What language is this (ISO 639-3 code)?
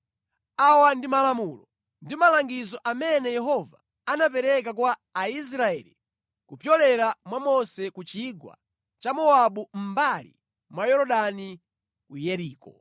nya